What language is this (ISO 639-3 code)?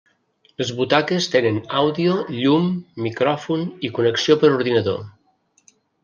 cat